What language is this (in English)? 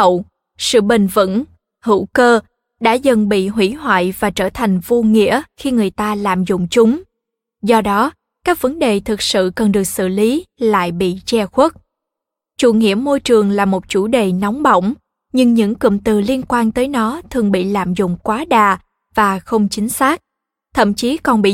Vietnamese